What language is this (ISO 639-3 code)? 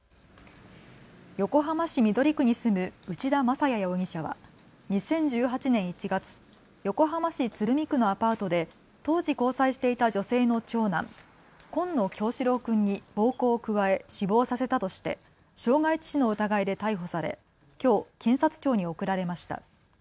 jpn